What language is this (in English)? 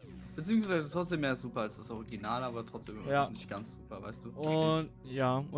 German